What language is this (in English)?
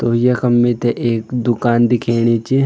Garhwali